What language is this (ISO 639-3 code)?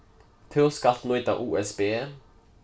fao